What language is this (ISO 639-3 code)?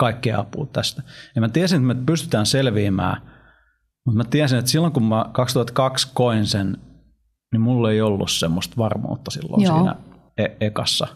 fin